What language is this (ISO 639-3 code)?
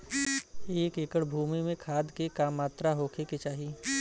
bho